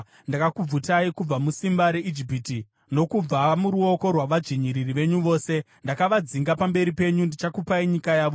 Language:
Shona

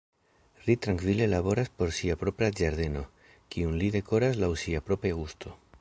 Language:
Esperanto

